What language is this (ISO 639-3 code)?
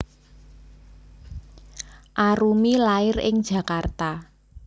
jav